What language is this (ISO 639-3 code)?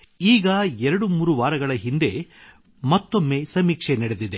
kan